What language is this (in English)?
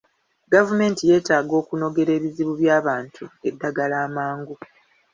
Ganda